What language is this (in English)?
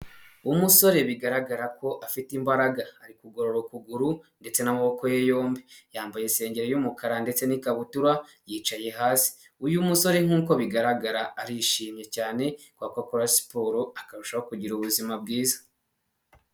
Kinyarwanda